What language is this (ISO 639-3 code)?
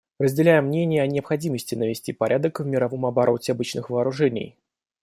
rus